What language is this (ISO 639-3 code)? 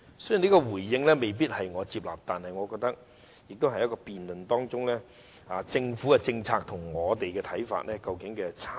yue